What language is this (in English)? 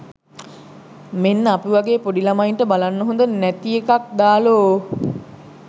Sinhala